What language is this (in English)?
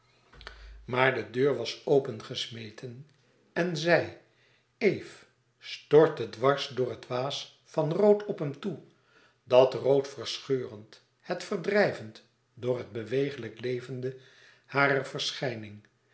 Dutch